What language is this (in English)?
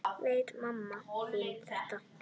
Icelandic